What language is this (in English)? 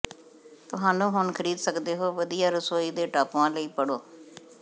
Punjabi